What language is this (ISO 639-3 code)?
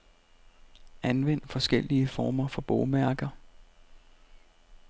dan